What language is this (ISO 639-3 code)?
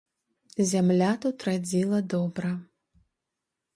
bel